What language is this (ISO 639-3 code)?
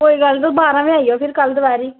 doi